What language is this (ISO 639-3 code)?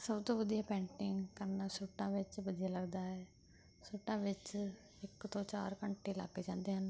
pan